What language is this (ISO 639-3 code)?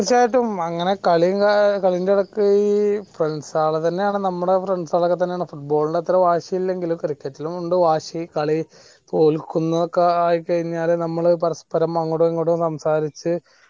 mal